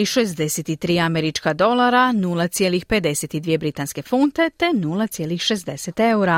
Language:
Croatian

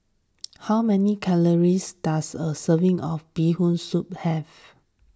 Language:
English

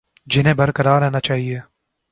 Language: Urdu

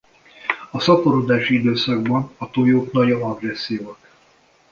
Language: Hungarian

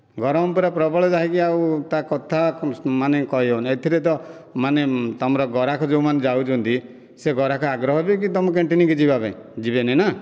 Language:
Odia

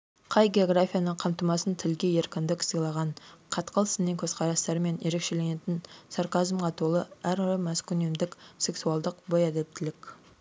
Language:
Kazakh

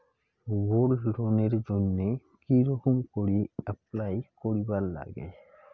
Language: Bangla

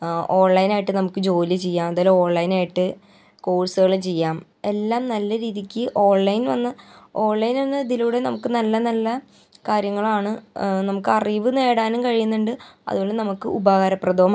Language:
Malayalam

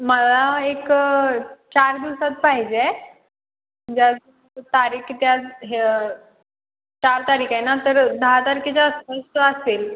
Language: Marathi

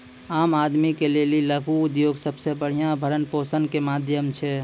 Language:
Maithili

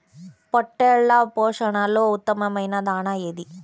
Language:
Telugu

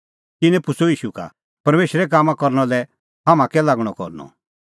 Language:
Kullu Pahari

